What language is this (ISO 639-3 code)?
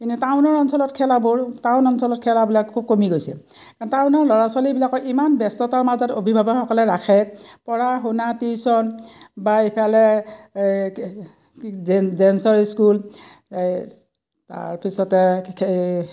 asm